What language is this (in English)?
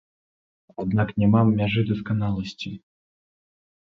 Belarusian